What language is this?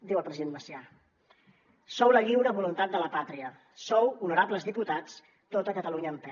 Catalan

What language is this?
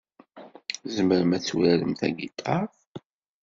Kabyle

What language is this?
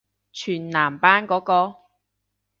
Cantonese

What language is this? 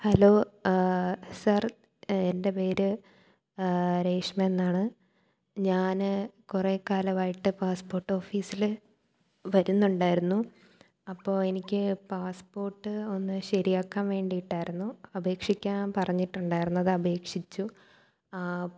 Malayalam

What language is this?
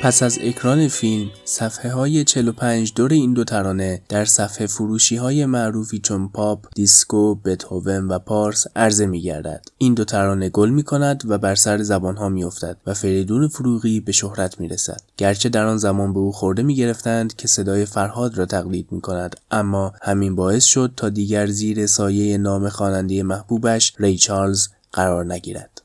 Persian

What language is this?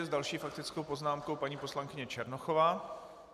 Czech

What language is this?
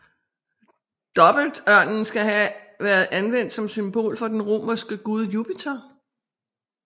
Danish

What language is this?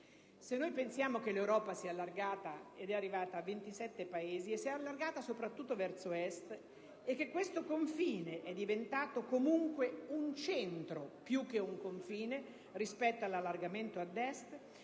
Italian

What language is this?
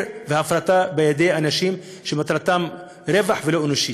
Hebrew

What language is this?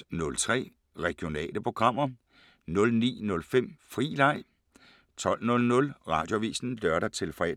Danish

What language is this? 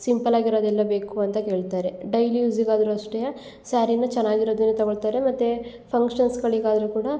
Kannada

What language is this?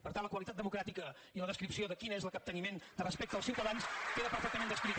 Catalan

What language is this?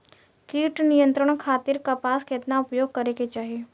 Bhojpuri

